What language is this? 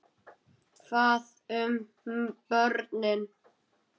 Icelandic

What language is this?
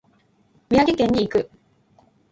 Japanese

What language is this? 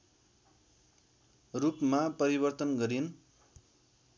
Nepali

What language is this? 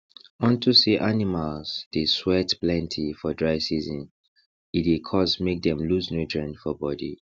Nigerian Pidgin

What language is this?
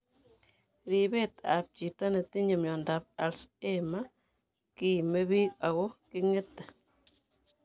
Kalenjin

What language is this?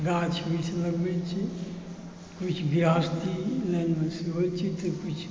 Maithili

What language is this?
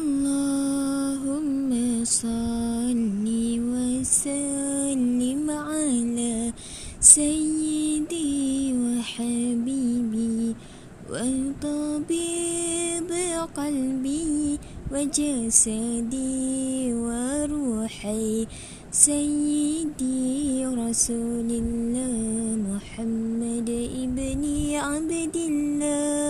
Malay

